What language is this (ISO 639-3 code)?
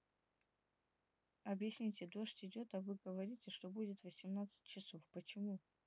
rus